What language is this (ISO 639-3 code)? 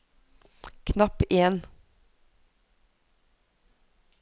nor